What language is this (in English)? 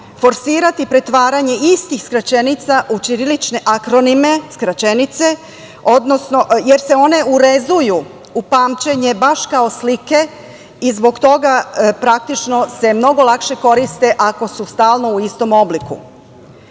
Serbian